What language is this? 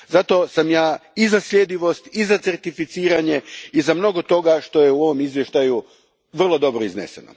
Croatian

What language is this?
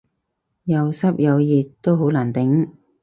Cantonese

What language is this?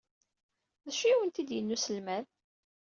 Kabyle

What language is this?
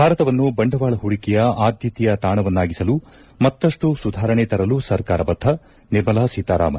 Kannada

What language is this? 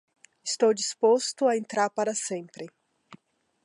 Portuguese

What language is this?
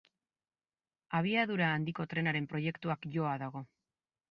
Basque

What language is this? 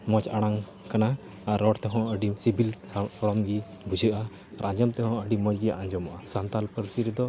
Santali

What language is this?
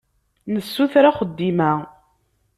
Kabyle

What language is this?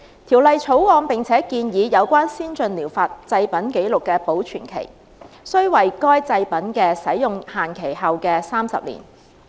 Cantonese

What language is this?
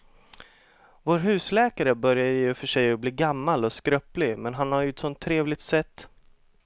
Swedish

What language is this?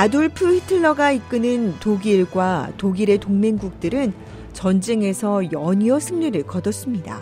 Korean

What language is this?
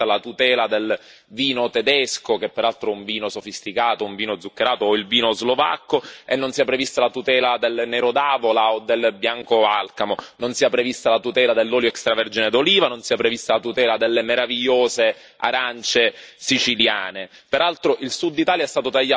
Italian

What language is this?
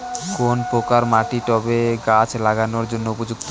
Bangla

